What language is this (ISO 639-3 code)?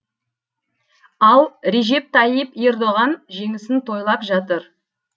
kaz